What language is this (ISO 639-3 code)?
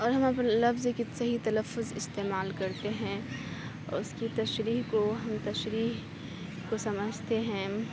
urd